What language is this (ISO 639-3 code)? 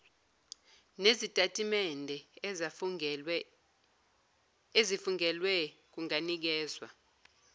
zul